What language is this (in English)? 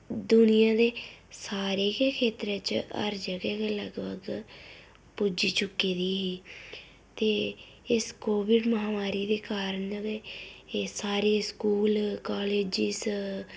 Dogri